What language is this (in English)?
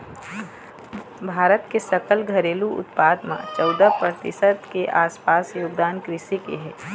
Chhattisgarhi